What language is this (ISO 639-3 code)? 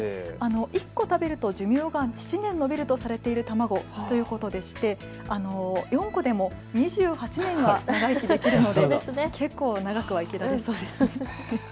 jpn